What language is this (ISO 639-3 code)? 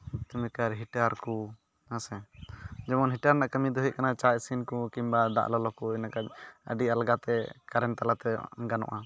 sat